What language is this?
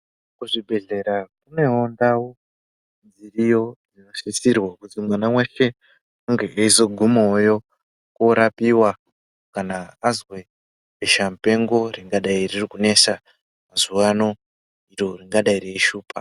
Ndau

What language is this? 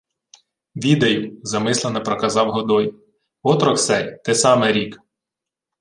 Ukrainian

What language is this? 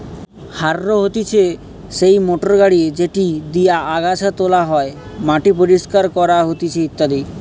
Bangla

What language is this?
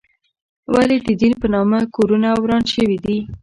Pashto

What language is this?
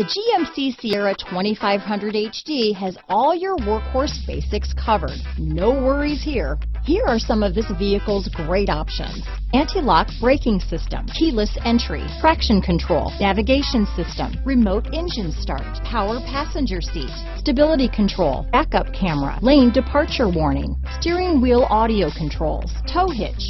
English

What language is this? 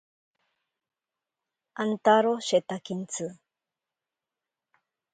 Ashéninka Perené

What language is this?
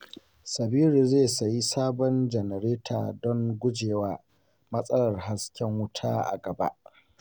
Hausa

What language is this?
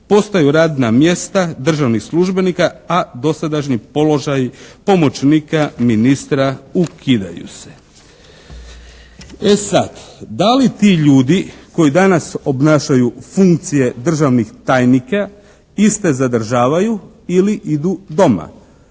Croatian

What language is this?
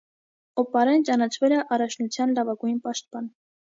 Armenian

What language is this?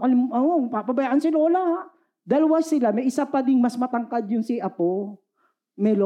Filipino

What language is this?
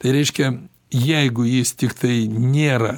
Lithuanian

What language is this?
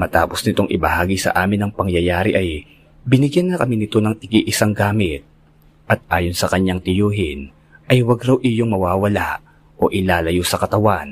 Filipino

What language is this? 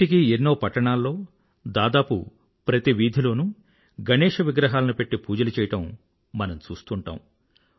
Telugu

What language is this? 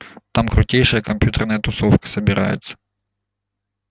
Russian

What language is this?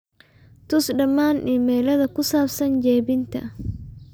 Somali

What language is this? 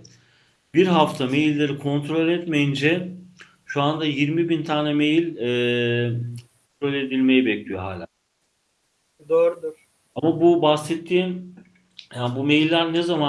Turkish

